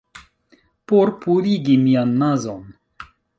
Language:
Esperanto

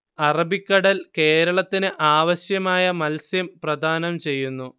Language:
Malayalam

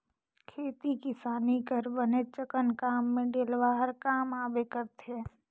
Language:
Chhattisgarhi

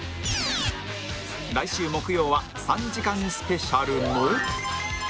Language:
Japanese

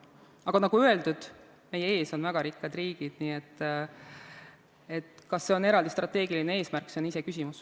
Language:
Estonian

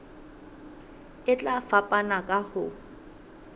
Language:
Southern Sotho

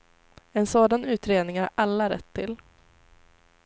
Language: Swedish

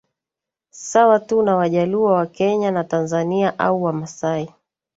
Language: Swahili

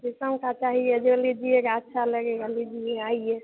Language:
Hindi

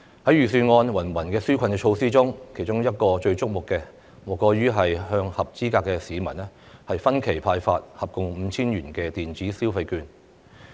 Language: Cantonese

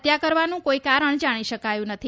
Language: Gujarati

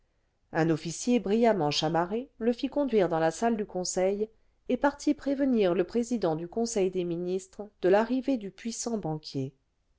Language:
French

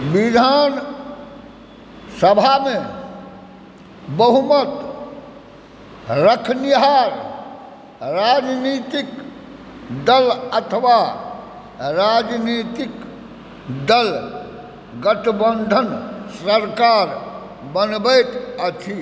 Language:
Maithili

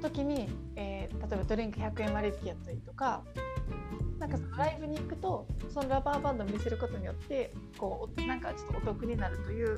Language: Japanese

